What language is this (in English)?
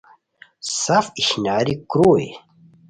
Khowar